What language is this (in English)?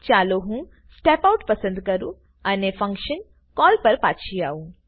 Gujarati